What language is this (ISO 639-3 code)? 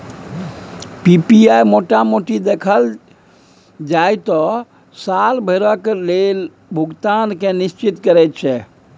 mai